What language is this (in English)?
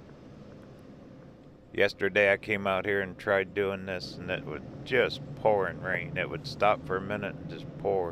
English